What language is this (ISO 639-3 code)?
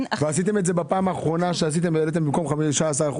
heb